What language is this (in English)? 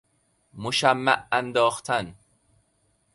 Persian